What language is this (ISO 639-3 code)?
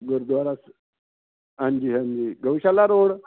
pan